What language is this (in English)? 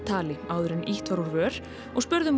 Icelandic